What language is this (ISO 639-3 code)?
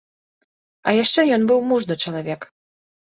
bel